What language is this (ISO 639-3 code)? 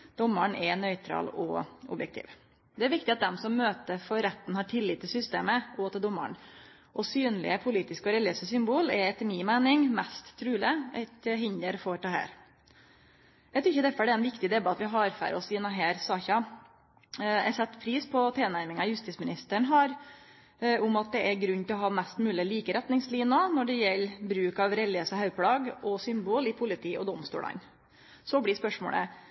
nno